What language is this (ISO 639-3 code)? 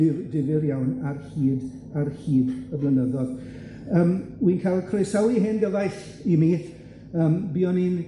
cym